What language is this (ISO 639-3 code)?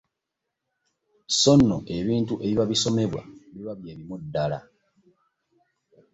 lug